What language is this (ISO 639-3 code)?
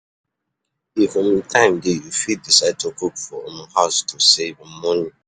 pcm